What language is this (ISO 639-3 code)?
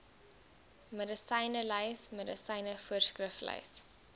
afr